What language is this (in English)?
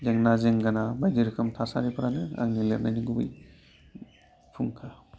Bodo